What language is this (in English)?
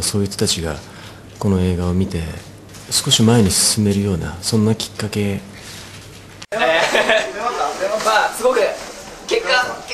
Japanese